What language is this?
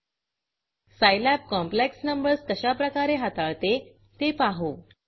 Marathi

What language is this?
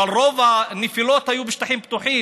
Hebrew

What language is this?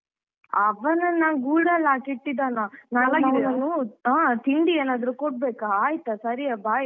Kannada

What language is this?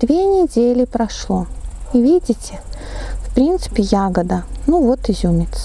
Russian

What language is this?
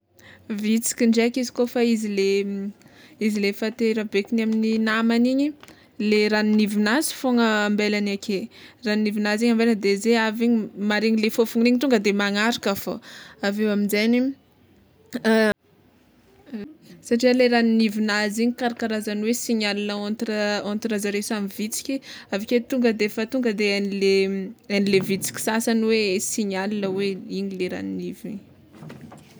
Tsimihety Malagasy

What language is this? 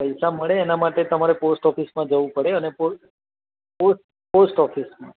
Gujarati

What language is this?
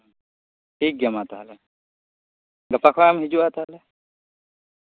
Santali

